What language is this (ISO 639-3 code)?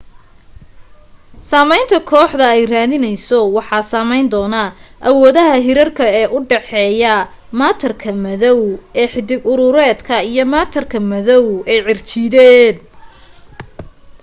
som